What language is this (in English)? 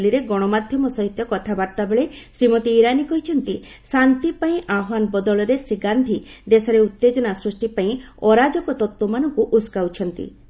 Odia